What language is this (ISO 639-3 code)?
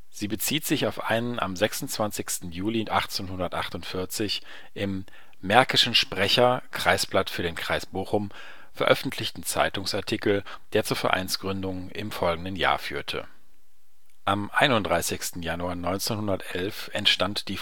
deu